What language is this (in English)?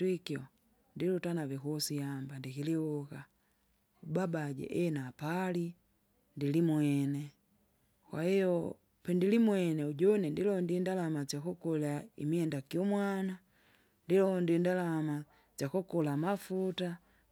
Kinga